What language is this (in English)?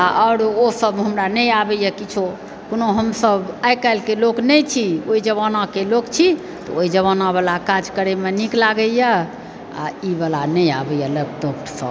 Maithili